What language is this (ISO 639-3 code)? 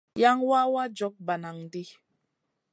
mcn